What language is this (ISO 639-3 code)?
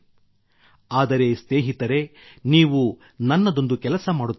kan